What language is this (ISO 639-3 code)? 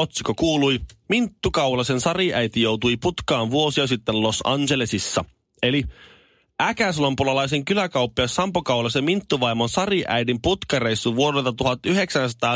fin